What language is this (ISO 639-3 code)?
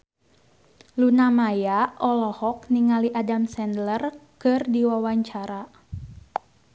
sun